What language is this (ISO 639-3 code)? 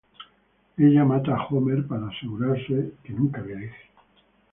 spa